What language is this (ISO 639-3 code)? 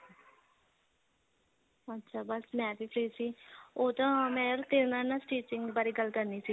pan